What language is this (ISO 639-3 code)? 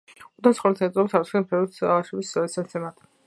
kat